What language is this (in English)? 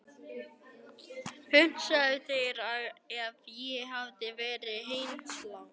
Icelandic